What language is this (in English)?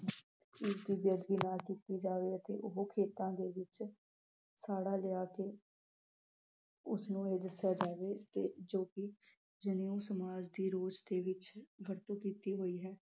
Punjabi